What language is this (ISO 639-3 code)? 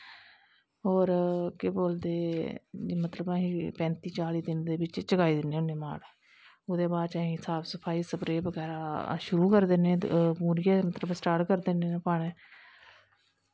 doi